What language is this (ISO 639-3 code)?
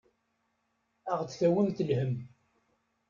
kab